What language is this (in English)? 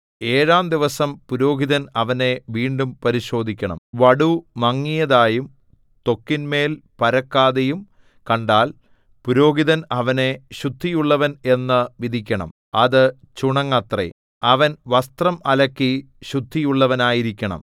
Malayalam